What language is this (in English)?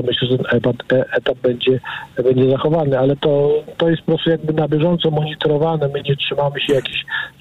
Polish